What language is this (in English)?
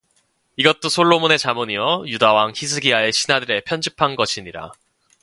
Korean